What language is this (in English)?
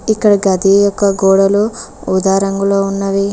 Telugu